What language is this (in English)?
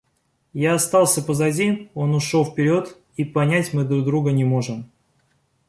Russian